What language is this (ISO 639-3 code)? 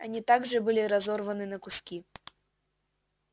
rus